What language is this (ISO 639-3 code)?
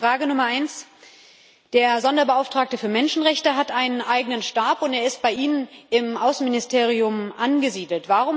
deu